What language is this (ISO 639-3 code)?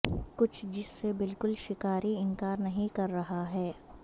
urd